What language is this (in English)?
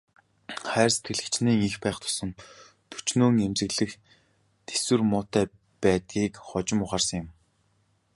Mongolian